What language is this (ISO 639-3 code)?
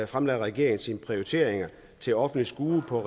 dan